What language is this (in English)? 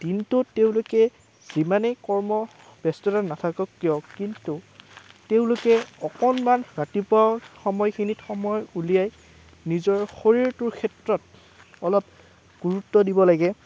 Assamese